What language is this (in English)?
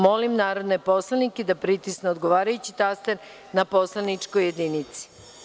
Serbian